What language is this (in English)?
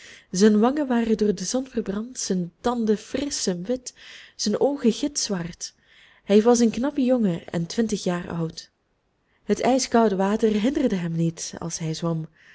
Dutch